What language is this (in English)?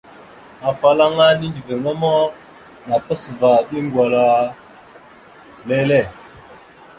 Mada (Cameroon)